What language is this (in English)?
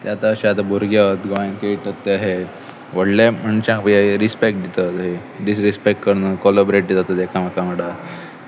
Konkani